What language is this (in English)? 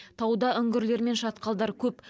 Kazakh